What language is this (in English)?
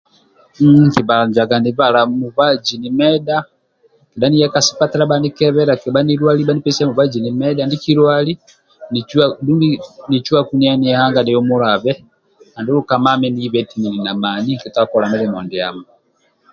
Amba (Uganda)